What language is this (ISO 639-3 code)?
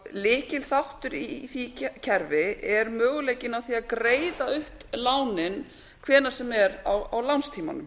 isl